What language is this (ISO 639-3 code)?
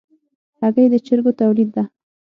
pus